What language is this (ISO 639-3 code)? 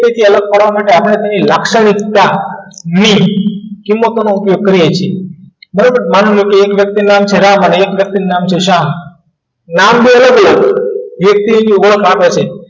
guj